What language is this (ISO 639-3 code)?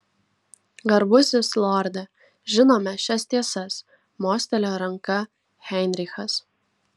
lit